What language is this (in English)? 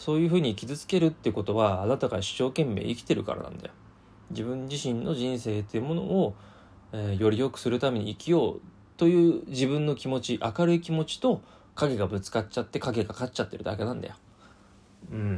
Japanese